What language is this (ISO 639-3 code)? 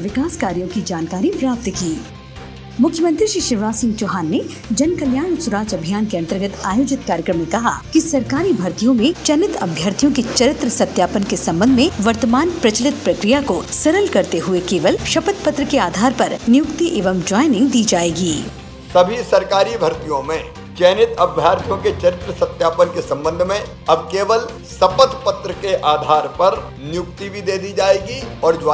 hin